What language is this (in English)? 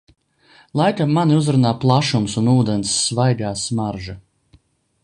Latvian